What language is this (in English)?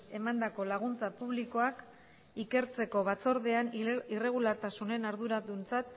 Basque